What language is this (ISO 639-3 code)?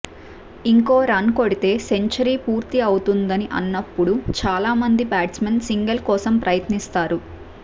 tel